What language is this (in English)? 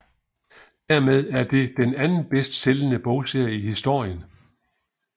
Danish